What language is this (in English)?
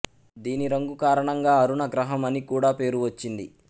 Telugu